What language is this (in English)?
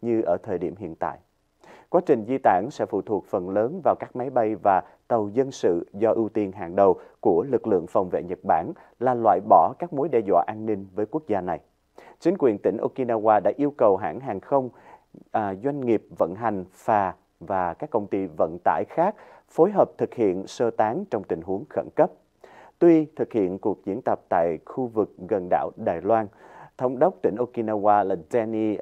Vietnamese